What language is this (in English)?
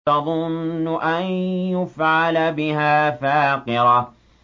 Arabic